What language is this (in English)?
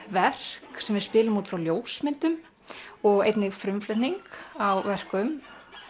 Icelandic